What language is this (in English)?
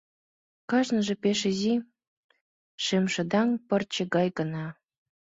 Mari